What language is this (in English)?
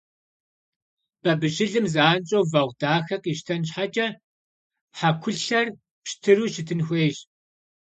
Kabardian